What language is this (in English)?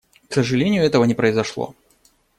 Russian